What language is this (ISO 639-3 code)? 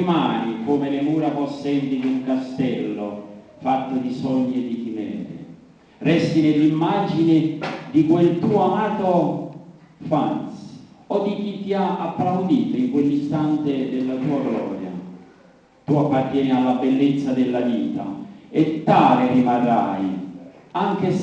ita